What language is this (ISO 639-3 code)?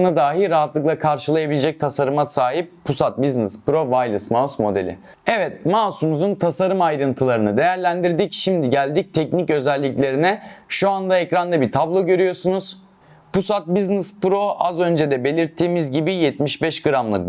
tur